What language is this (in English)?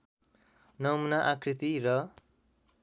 Nepali